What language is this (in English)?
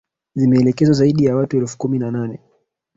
Swahili